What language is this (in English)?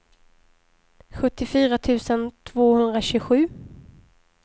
Swedish